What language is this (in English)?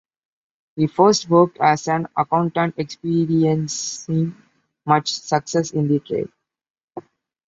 English